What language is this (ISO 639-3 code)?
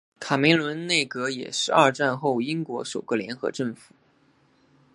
zho